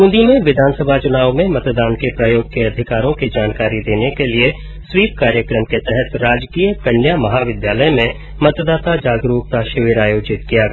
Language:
Hindi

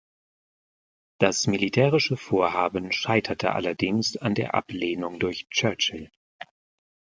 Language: German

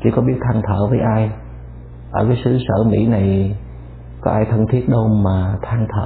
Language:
Vietnamese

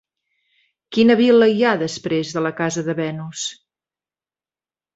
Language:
Catalan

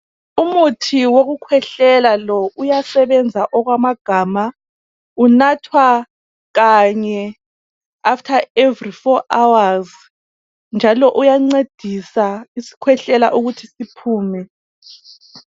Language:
North Ndebele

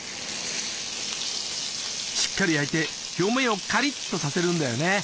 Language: Japanese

